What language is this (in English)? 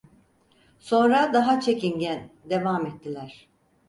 Turkish